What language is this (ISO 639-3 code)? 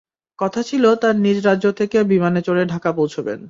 ben